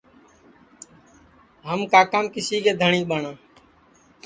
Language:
Sansi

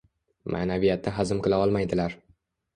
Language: Uzbek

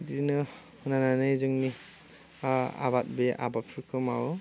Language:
Bodo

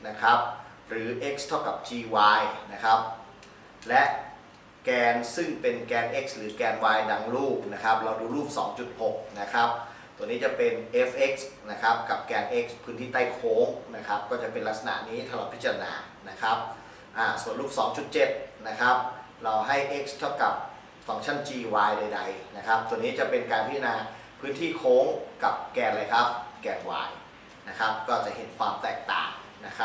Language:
Thai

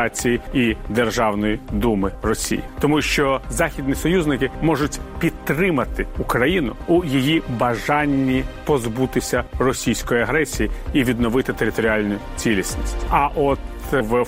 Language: Ukrainian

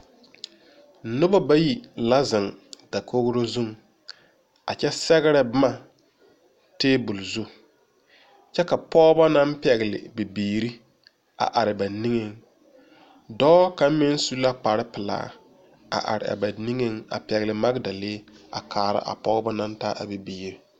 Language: Southern Dagaare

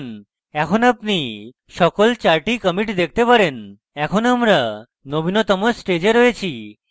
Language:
Bangla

